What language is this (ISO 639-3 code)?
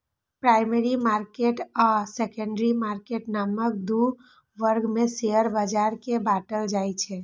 mai